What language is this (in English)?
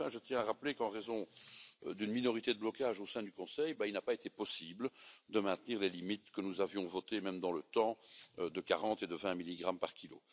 French